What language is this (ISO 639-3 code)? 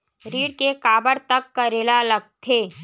hne